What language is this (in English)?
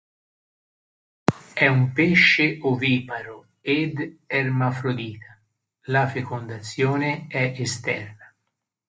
Italian